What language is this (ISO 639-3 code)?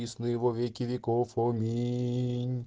rus